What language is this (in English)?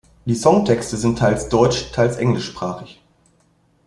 German